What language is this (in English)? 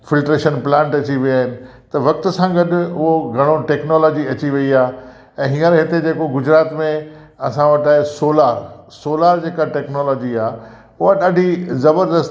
Sindhi